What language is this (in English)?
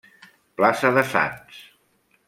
Catalan